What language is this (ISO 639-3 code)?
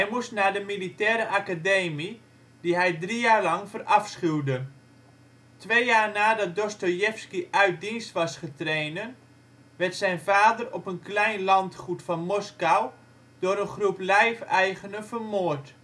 nld